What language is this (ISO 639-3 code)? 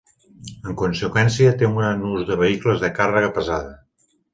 cat